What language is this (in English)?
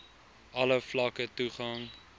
Afrikaans